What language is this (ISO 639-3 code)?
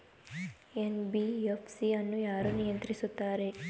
kan